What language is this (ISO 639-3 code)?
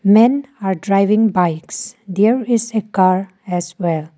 eng